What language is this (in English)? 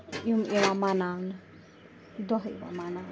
Kashmiri